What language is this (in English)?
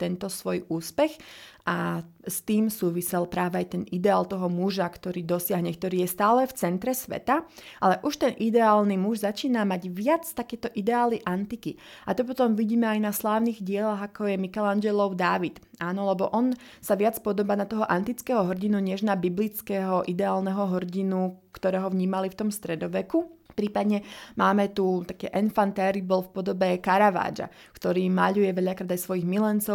Slovak